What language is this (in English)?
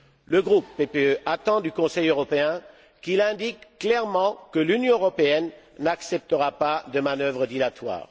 French